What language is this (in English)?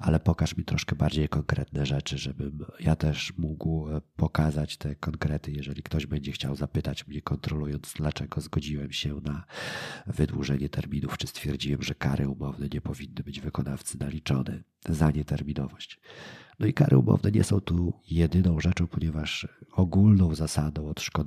Polish